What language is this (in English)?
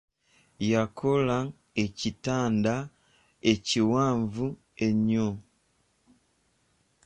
Ganda